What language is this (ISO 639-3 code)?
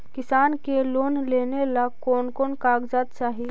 mag